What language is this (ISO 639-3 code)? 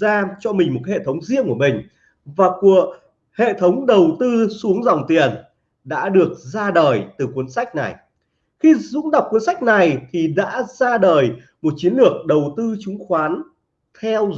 vie